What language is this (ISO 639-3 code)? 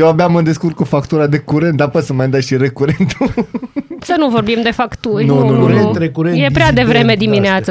ron